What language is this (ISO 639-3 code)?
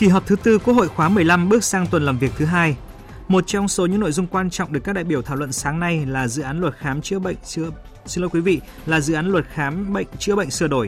vie